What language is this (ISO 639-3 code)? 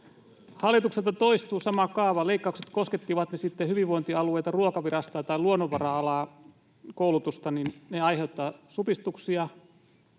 fin